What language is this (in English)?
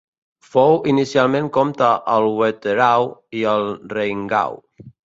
Catalan